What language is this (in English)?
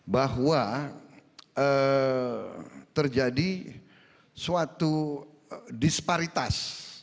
Indonesian